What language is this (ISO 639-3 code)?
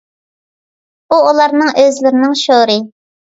uig